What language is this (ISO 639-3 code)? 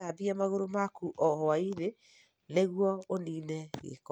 kik